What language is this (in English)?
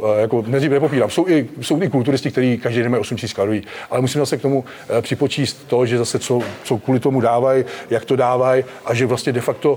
Czech